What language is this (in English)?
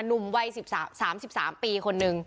Thai